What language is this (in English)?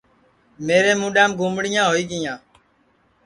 Sansi